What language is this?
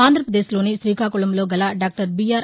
Telugu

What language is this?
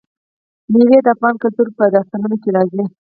Pashto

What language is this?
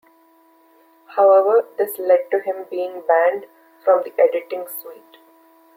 English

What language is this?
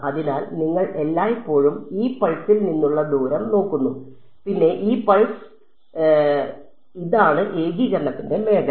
Malayalam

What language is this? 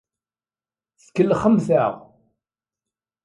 Kabyle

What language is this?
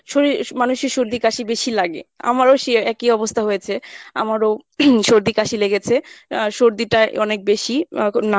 Bangla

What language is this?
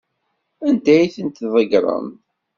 Kabyle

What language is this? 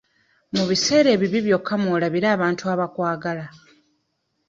Ganda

